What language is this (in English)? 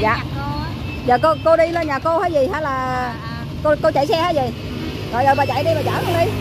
Vietnamese